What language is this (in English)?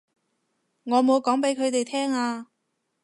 Cantonese